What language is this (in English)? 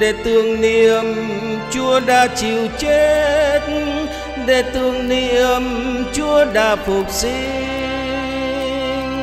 Vietnamese